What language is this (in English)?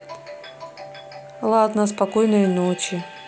Russian